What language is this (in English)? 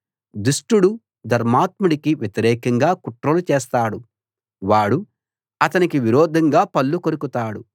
Telugu